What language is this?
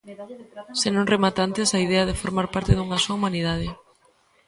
Galician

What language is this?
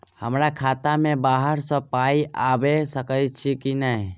Maithili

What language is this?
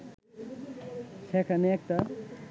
Bangla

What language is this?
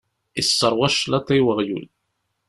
Kabyle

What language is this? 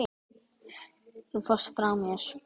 Icelandic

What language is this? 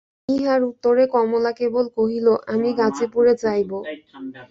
Bangla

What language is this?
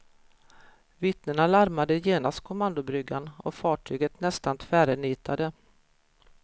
Swedish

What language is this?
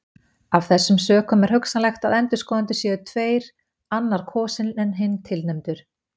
Icelandic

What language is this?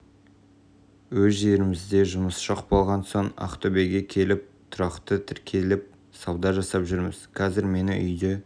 Kazakh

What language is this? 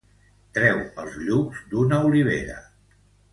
Catalan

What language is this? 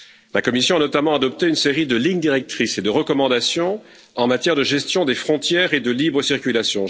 French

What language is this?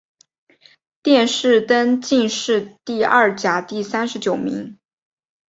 Chinese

